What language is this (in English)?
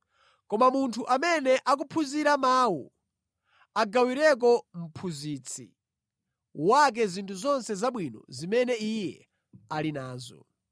Nyanja